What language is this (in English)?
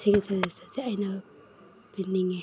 Manipuri